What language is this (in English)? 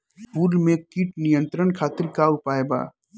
Bhojpuri